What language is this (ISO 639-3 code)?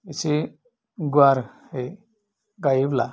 brx